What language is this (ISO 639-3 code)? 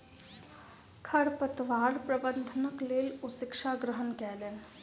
mai